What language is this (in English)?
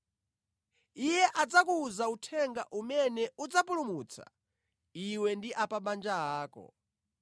Nyanja